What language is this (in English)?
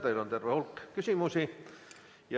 Estonian